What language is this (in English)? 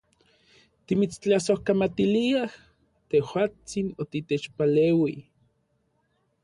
Orizaba Nahuatl